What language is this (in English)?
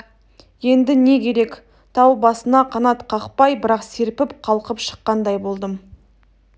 Kazakh